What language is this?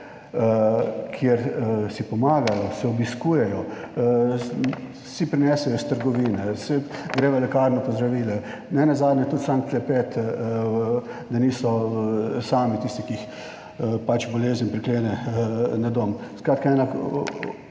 Slovenian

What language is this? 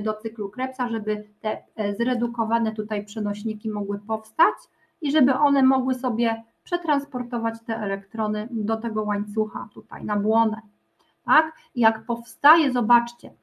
Polish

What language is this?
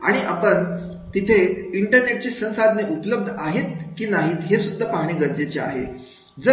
Marathi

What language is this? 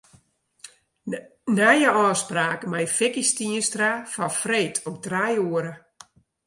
Western Frisian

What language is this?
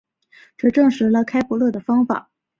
Chinese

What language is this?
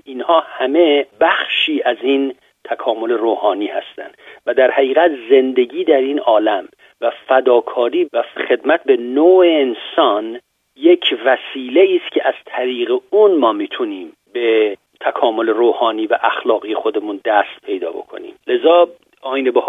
Persian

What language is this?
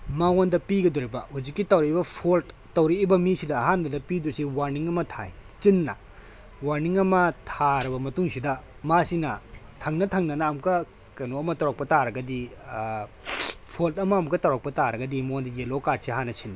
Manipuri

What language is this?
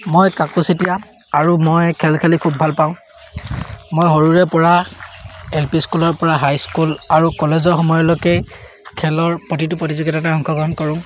Assamese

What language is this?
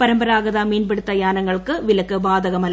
Malayalam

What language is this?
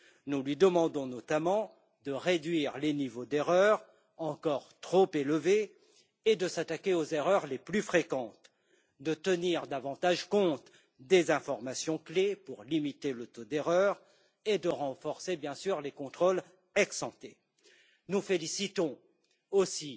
French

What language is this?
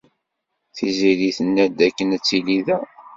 Kabyle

